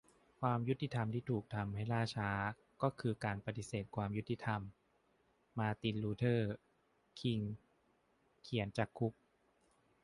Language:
Thai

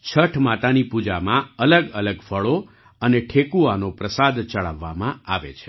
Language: Gujarati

